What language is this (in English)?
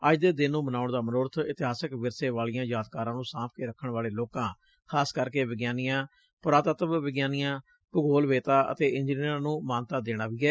Punjabi